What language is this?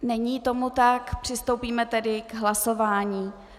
Czech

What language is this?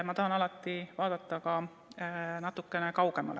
Estonian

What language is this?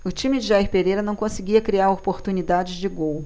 Portuguese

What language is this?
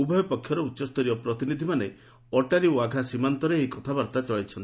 Odia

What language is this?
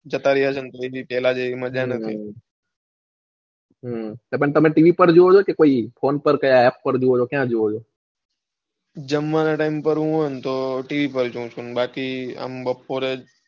Gujarati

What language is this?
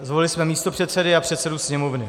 Czech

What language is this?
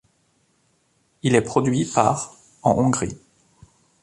French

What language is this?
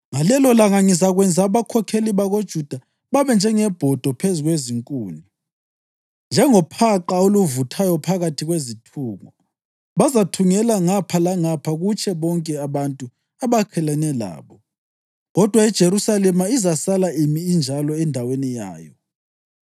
North Ndebele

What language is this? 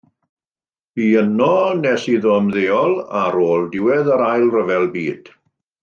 Welsh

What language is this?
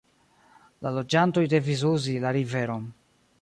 Esperanto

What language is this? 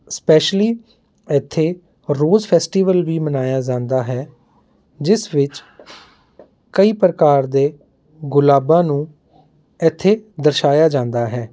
Punjabi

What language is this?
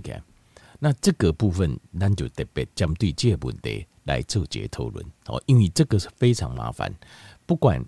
Chinese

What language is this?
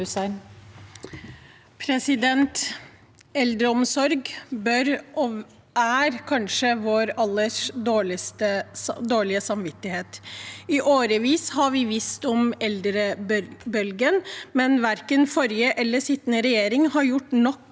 Norwegian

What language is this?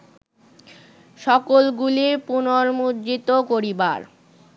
Bangla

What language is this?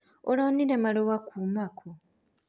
Kikuyu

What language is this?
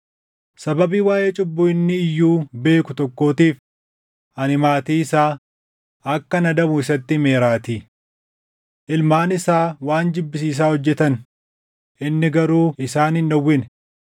Oromo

